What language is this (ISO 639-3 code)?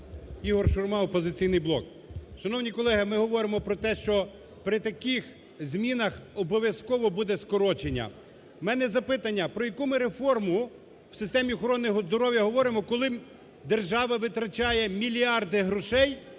ukr